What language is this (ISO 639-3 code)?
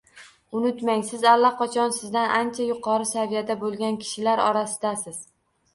uzb